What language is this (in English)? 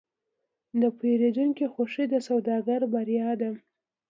Pashto